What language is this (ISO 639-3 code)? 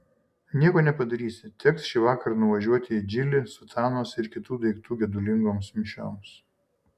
lit